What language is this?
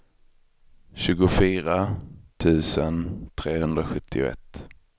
Swedish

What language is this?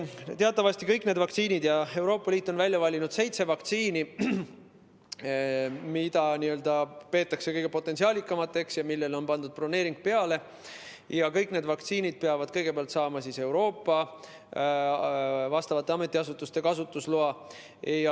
Estonian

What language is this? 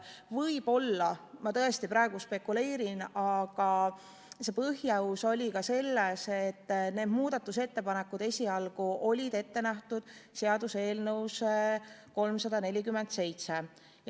Estonian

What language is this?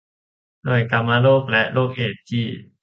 Thai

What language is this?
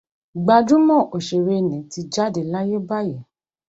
Yoruba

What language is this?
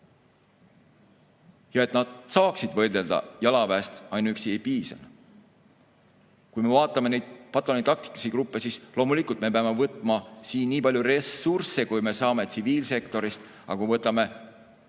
Estonian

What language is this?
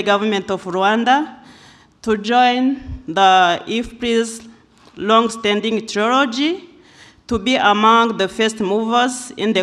English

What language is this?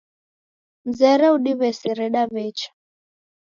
Taita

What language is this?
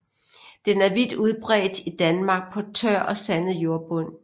Danish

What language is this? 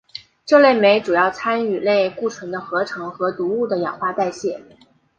Chinese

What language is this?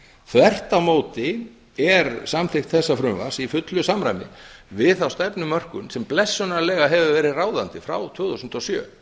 Icelandic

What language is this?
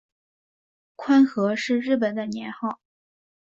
Chinese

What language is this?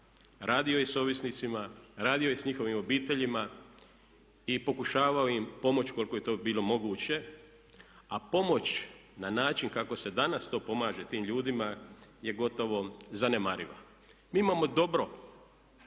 Croatian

